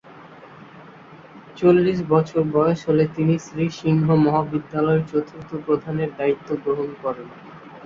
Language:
Bangla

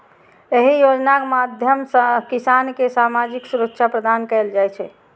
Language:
Maithili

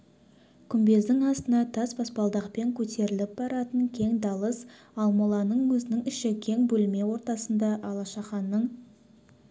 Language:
Kazakh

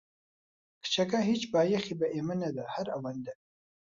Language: Central Kurdish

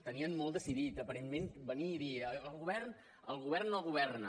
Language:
Catalan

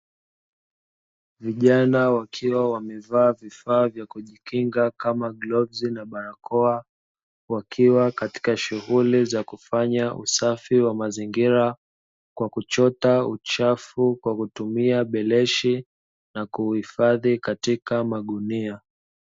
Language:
Swahili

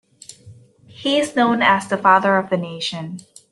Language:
English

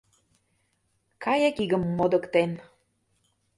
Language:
Mari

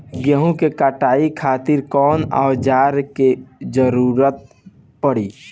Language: Bhojpuri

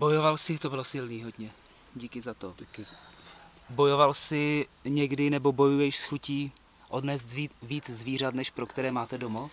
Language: Czech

